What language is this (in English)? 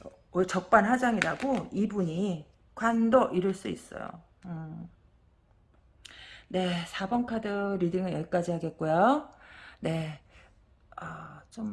Korean